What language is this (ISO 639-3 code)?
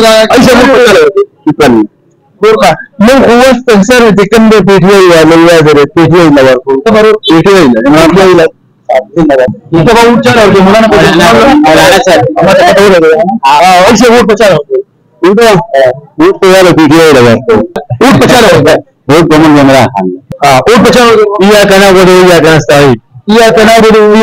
ara